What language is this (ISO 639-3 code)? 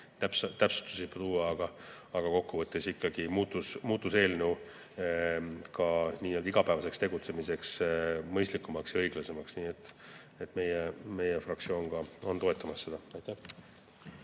est